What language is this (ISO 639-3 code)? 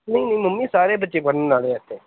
pan